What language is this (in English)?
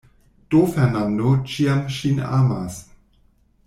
Esperanto